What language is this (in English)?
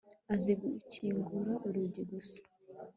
Kinyarwanda